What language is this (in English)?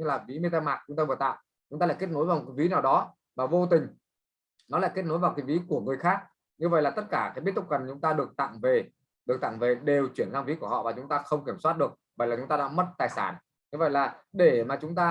Vietnamese